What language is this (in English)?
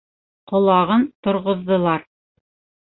Bashkir